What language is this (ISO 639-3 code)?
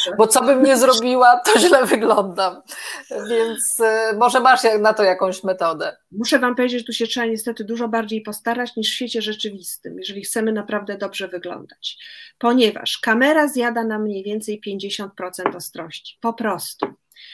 pol